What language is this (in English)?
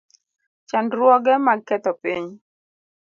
Luo (Kenya and Tanzania)